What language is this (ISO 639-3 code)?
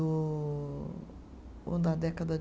por